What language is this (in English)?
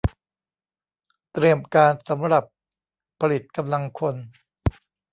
Thai